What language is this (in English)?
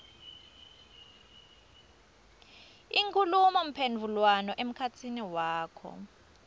Swati